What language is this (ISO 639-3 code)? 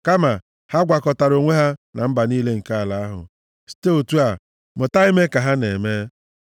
ibo